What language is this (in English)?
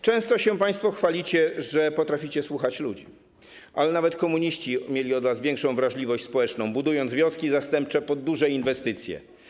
Polish